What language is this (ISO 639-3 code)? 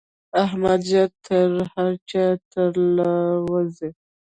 pus